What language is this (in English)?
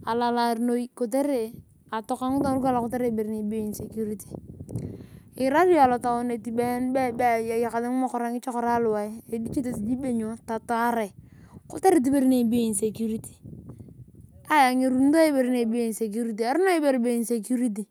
Turkana